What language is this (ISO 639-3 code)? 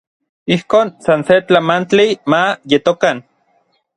nlv